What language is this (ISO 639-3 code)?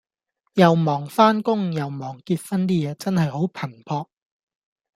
yue